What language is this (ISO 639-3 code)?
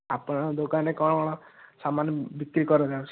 ori